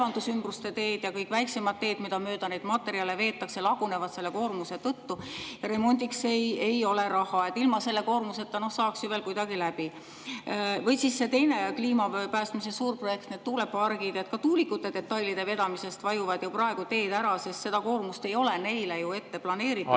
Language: Estonian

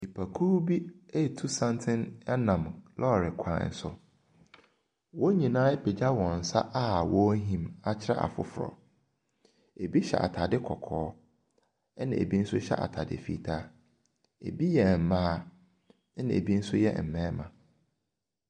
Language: Akan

